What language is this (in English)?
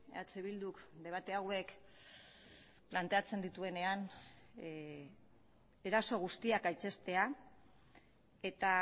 Basque